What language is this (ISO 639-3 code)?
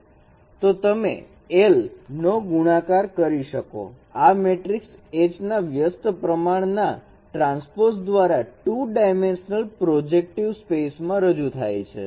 guj